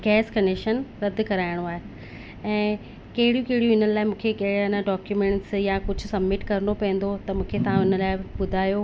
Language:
Sindhi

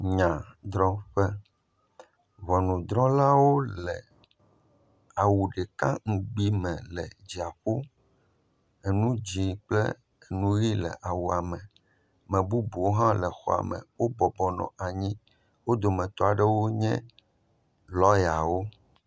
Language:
Ewe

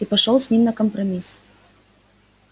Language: Russian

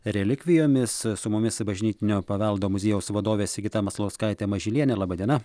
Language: Lithuanian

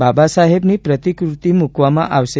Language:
Gujarati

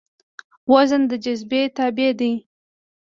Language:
Pashto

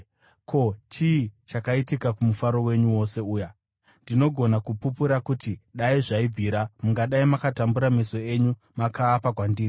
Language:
Shona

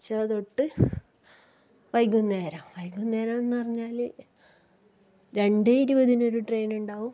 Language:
Malayalam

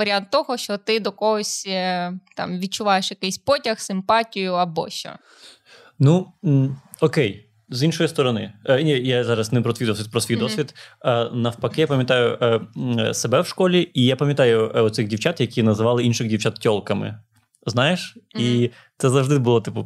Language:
Ukrainian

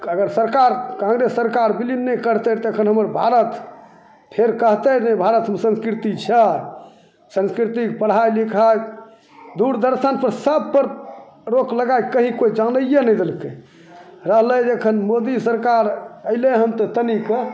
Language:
Maithili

